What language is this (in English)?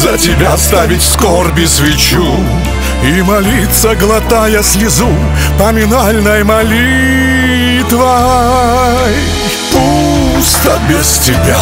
Russian